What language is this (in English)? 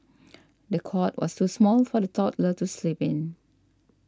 English